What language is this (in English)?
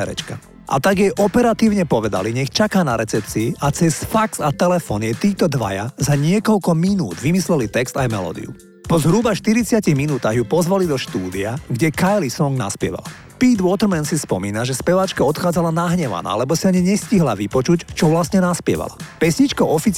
Slovak